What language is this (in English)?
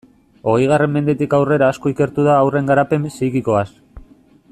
Basque